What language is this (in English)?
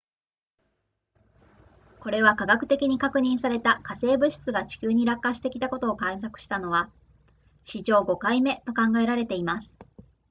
Japanese